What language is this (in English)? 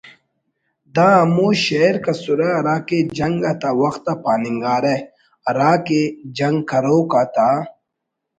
Brahui